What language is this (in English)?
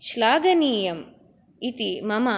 Sanskrit